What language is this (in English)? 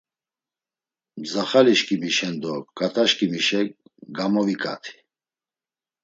Laz